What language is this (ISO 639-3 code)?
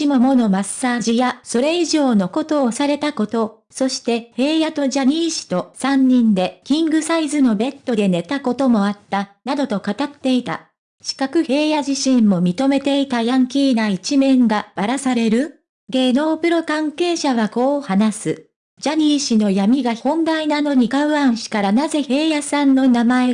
jpn